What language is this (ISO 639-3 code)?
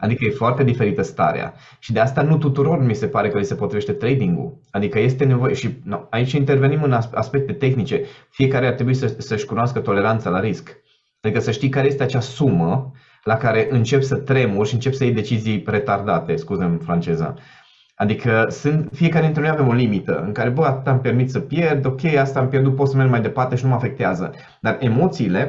ron